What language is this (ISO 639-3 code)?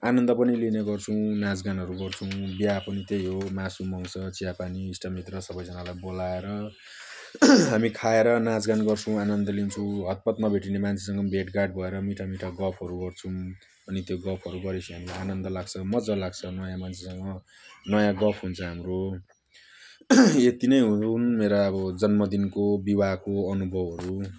nep